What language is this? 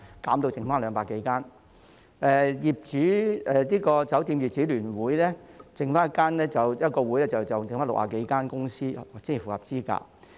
Cantonese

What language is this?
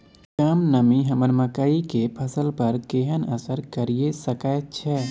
Maithili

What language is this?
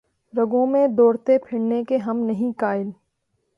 Urdu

